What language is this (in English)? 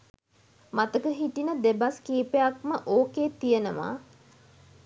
Sinhala